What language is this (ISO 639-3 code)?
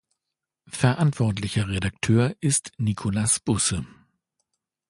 deu